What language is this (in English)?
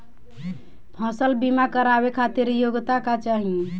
Bhojpuri